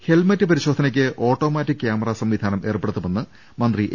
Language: Malayalam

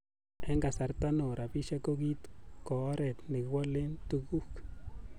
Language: Kalenjin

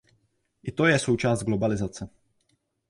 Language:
Czech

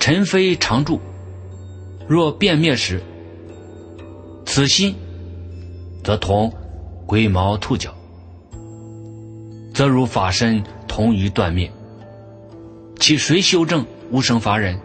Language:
Chinese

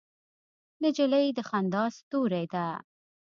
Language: Pashto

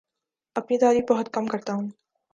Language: Urdu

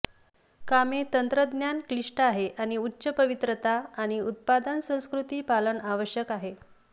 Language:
Marathi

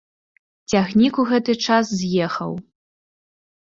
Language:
Belarusian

